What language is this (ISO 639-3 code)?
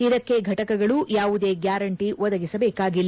kan